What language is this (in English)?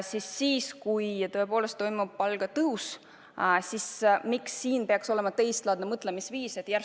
Estonian